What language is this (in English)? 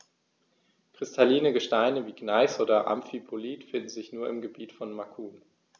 German